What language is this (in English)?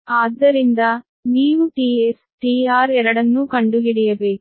Kannada